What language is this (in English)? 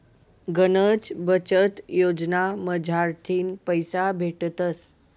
Marathi